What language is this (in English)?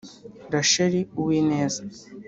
Kinyarwanda